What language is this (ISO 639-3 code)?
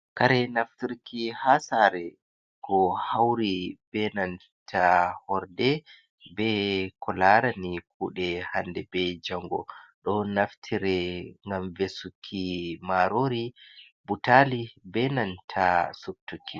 ful